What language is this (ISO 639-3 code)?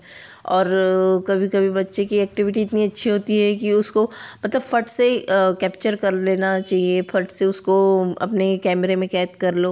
hin